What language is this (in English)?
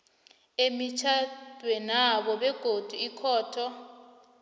South Ndebele